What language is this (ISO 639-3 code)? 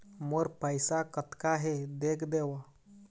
hne